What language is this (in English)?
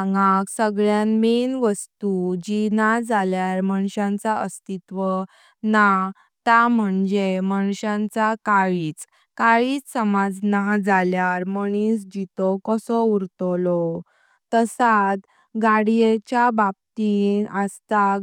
Konkani